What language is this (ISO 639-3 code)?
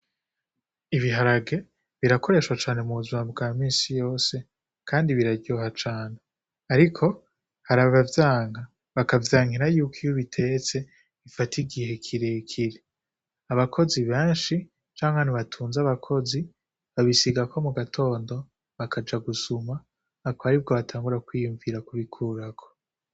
run